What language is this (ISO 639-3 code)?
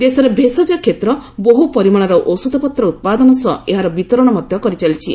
ori